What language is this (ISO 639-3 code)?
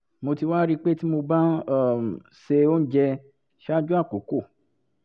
yor